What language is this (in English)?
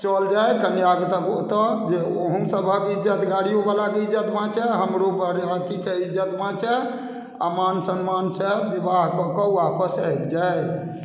Maithili